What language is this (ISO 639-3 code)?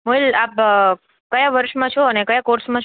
guj